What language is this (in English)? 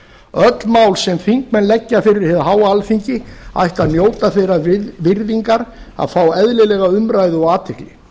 Icelandic